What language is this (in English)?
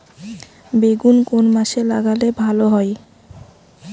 Bangla